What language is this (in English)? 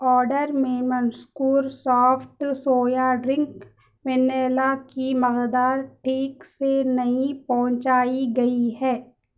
Urdu